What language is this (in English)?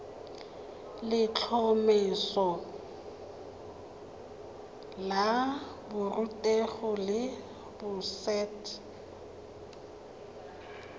Tswana